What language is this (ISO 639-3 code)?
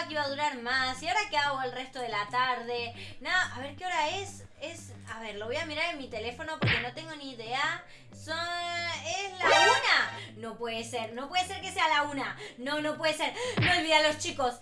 spa